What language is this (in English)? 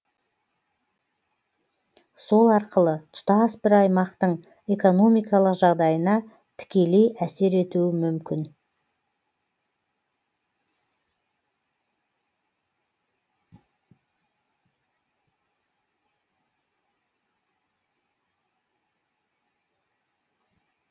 Kazakh